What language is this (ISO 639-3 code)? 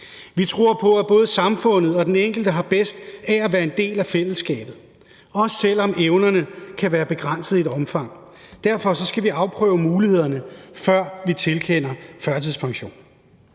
dan